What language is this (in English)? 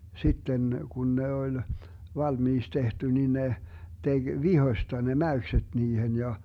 Finnish